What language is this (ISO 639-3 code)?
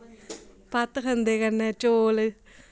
doi